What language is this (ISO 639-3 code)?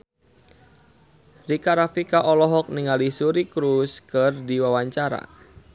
sun